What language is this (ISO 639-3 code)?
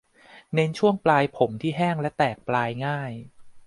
tha